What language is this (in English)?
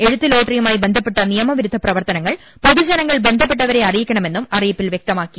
Malayalam